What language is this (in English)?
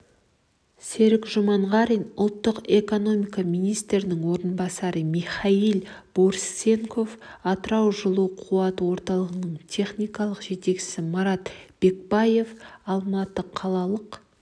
Kazakh